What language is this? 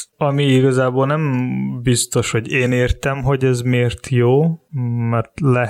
Hungarian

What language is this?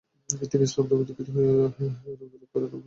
Bangla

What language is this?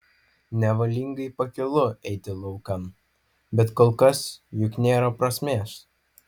Lithuanian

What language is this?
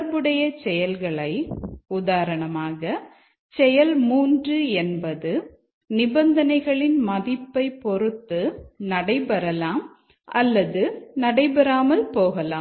Tamil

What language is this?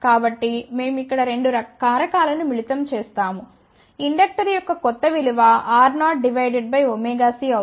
Telugu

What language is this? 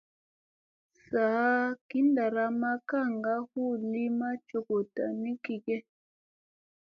Musey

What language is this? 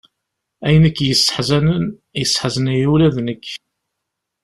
Kabyle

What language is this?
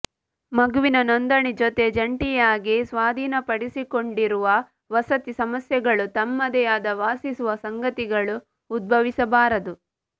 Kannada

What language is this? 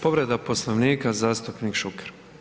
Croatian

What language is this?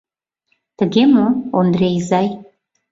Mari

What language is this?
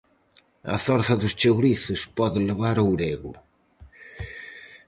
Galician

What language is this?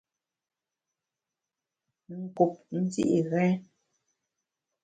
Bamun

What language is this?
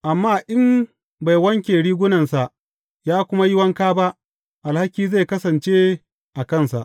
Hausa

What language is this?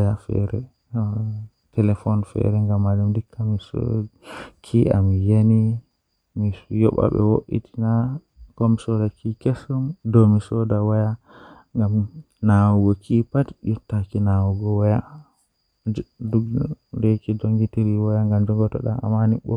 Western Niger Fulfulde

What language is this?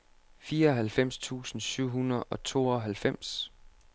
Danish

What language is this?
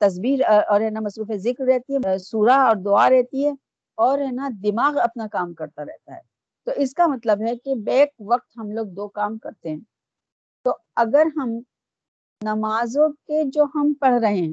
Urdu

